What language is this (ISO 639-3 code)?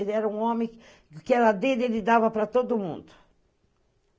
por